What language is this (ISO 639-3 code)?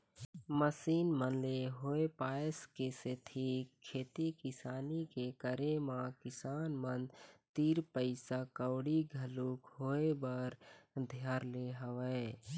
hne